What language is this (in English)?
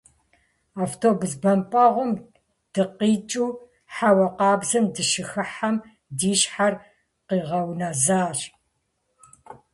Kabardian